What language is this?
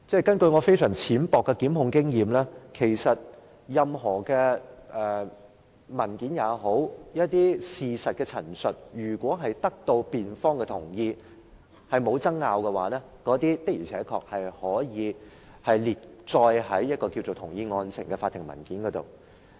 Cantonese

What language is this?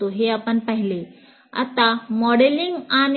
Marathi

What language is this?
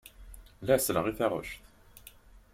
Kabyle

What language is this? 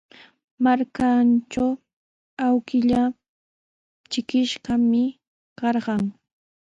Sihuas Ancash Quechua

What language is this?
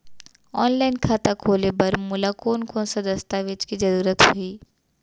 Chhattisgarhi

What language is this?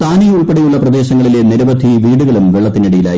Malayalam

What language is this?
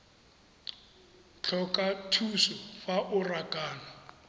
Tswana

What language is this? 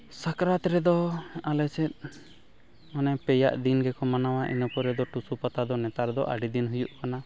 Santali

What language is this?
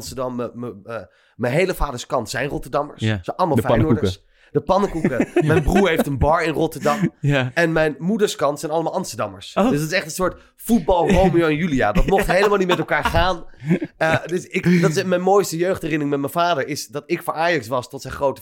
Dutch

